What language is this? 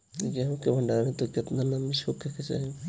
Bhojpuri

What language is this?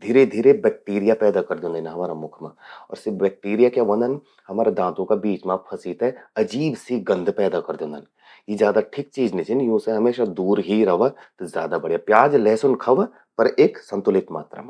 Garhwali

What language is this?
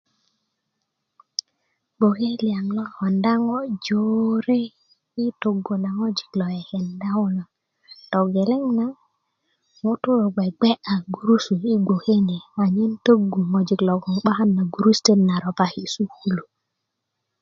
Kuku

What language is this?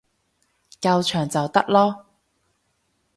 Cantonese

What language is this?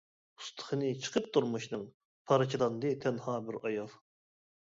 Uyghur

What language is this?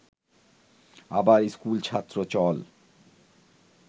Bangla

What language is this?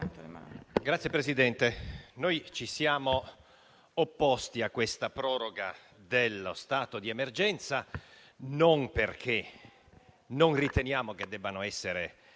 Italian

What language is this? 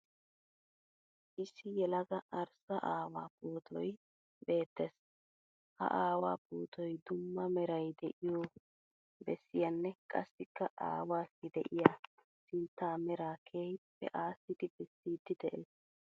Wolaytta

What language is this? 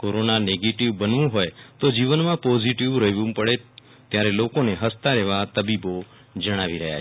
Gujarati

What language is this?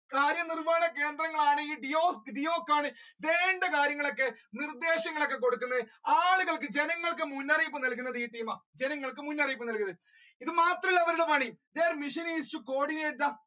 Malayalam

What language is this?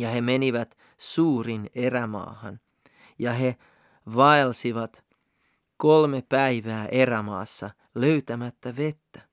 Finnish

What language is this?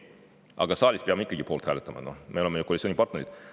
Estonian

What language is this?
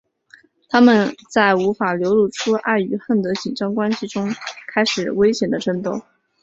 Chinese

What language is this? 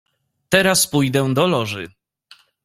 Polish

